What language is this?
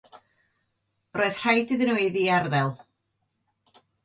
Welsh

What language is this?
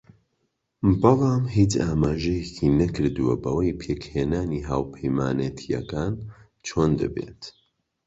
Central Kurdish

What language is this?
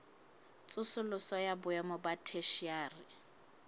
Southern Sotho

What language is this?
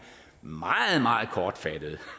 Danish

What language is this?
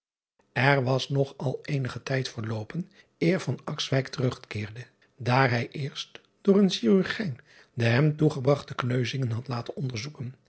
Dutch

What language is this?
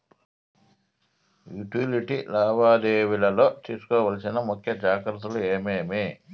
Telugu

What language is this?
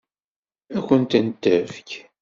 Kabyle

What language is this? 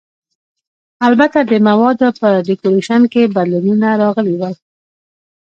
Pashto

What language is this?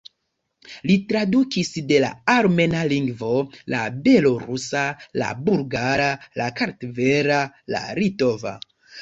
Esperanto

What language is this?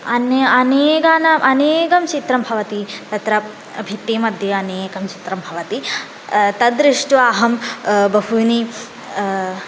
Sanskrit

